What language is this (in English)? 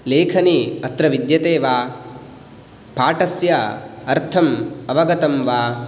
Sanskrit